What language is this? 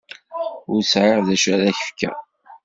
Kabyle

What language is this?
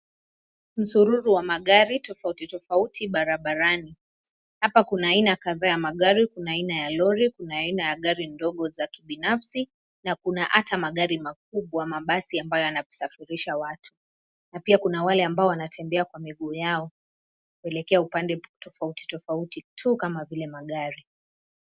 Swahili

